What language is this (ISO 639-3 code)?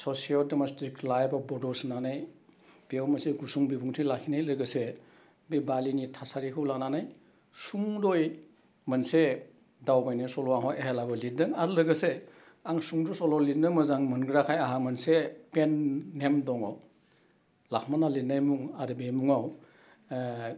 brx